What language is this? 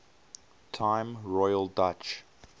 English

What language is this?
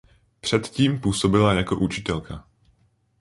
Czech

